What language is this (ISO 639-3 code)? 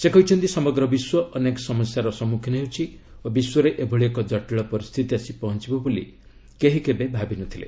ori